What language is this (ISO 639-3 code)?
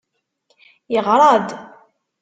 kab